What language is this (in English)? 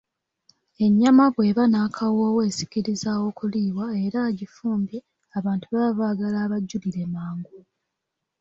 Ganda